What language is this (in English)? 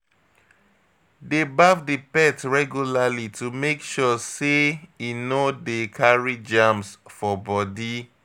Nigerian Pidgin